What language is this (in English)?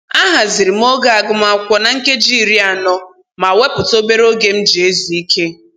Igbo